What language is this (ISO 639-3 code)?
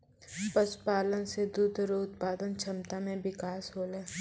mai